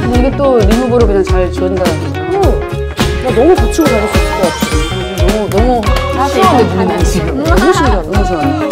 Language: Korean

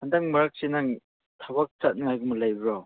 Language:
Manipuri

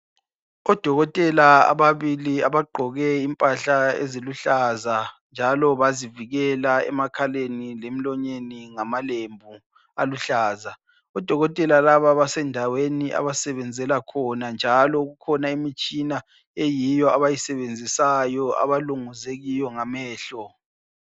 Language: North Ndebele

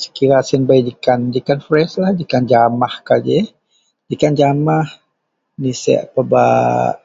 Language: Central Melanau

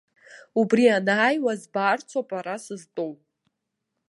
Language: Abkhazian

